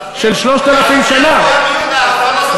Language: Hebrew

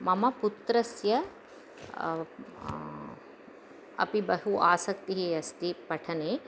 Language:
Sanskrit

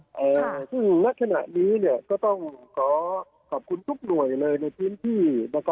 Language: Thai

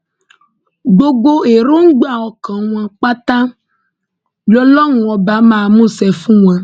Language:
Yoruba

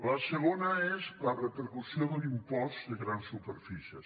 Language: Catalan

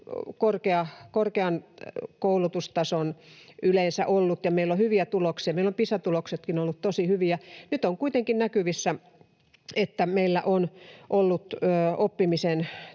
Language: Finnish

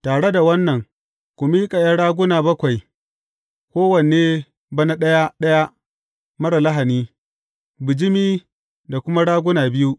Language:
Hausa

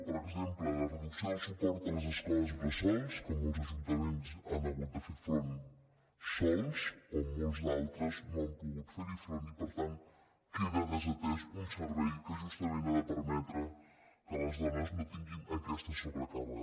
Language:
Catalan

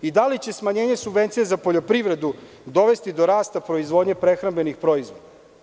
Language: Serbian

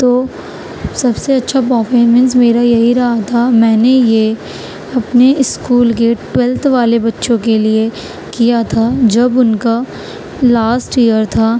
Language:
Urdu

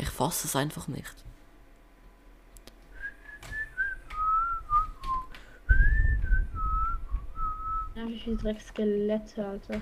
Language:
German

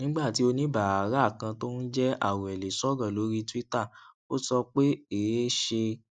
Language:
Yoruba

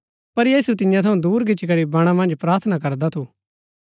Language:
Gaddi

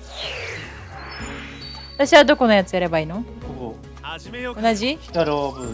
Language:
Japanese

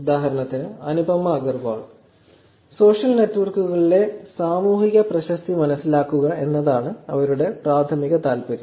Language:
Malayalam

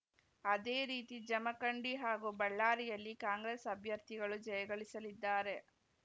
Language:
Kannada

